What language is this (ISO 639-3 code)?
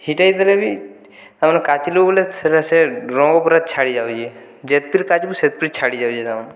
ori